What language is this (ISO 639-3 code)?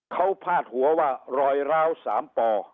tha